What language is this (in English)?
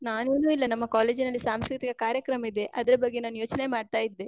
Kannada